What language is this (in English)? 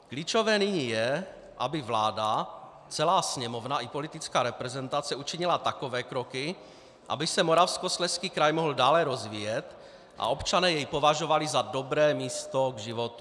Czech